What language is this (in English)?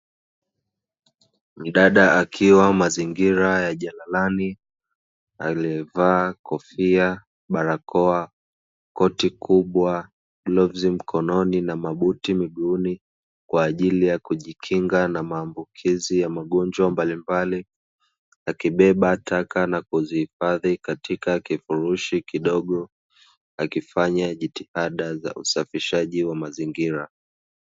Swahili